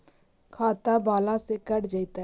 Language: Magahi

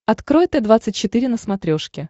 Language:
Russian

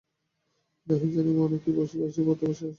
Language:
Bangla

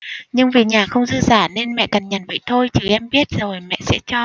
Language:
Vietnamese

